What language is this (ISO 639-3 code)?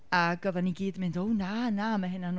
cym